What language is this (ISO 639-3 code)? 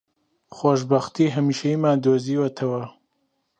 ckb